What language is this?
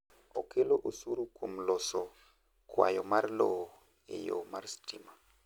Luo (Kenya and Tanzania)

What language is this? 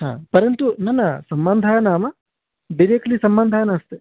Sanskrit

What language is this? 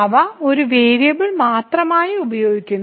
Malayalam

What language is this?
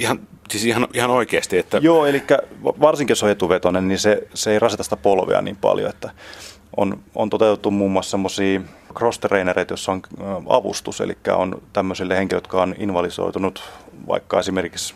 Finnish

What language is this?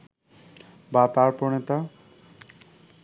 Bangla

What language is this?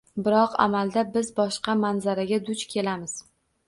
Uzbek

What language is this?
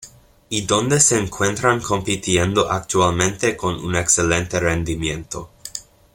Spanish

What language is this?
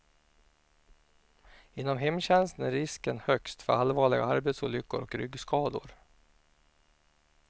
Swedish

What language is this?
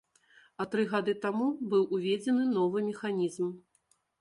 Belarusian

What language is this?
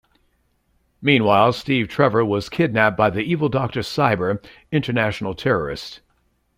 English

